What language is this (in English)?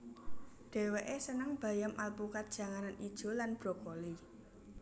Javanese